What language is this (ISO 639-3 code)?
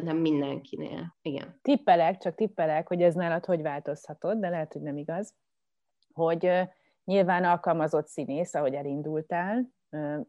hun